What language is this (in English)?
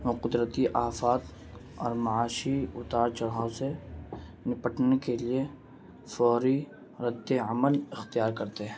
Urdu